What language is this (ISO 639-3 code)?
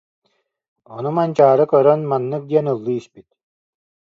sah